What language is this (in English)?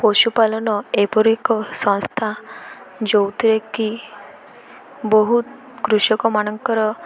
Odia